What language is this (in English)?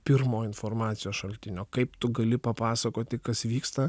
Lithuanian